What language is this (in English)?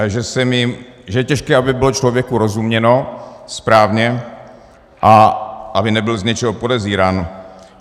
Czech